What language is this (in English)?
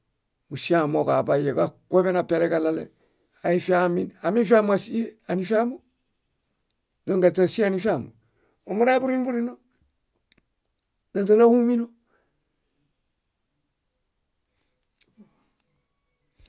Bayot